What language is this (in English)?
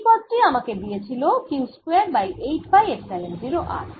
Bangla